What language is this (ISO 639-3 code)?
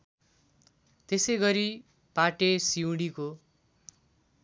nep